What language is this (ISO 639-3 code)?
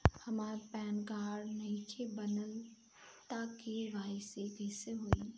bho